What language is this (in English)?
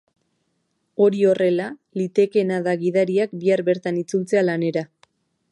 Basque